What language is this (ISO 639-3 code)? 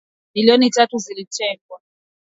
swa